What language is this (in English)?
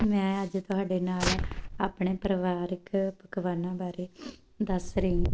Punjabi